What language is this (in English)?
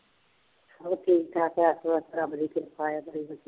Punjabi